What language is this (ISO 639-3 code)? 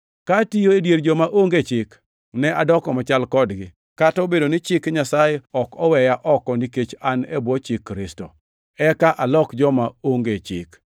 luo